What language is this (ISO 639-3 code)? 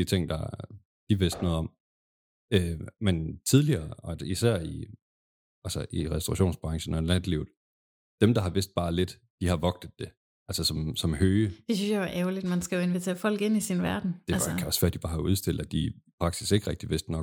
dan